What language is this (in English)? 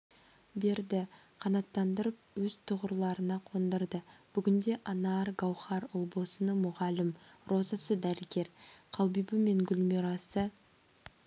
Kazakh